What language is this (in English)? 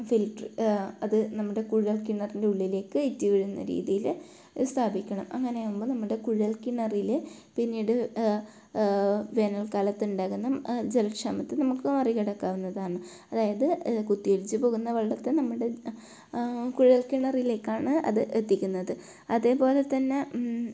Malayalam